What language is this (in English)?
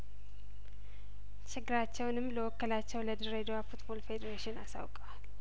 Amharic